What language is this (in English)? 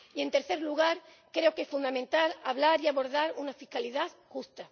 Spanish